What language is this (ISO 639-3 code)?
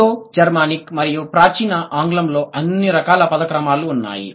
tel